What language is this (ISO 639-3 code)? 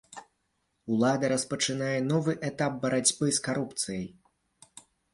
bel